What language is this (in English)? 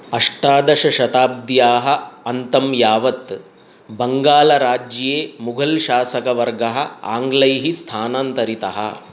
Sanskrit